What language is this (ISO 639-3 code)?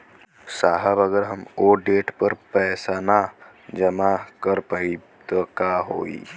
bho